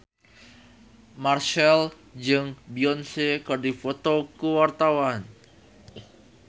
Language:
Sundanese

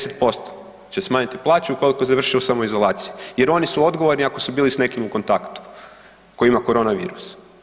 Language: Croatian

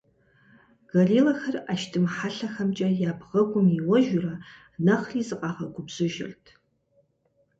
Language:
Kabardian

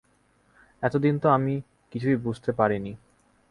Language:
Bangla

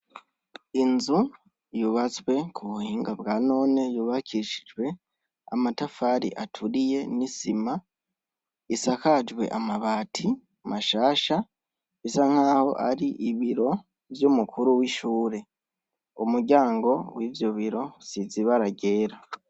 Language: Rundi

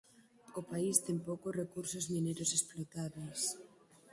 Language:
Galician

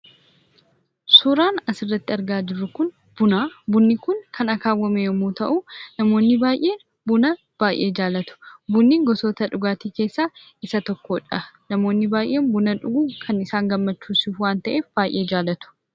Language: Oromo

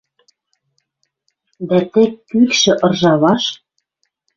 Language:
Western Mari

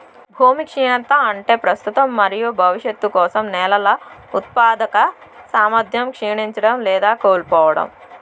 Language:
Telugu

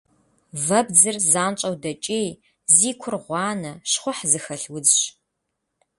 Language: Kabardian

